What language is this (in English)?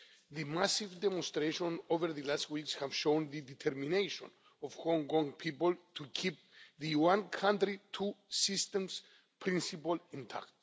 English